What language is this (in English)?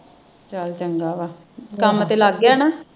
Punjabi